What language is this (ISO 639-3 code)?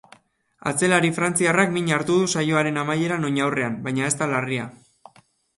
eus